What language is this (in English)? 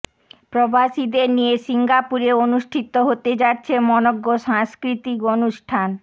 Bangla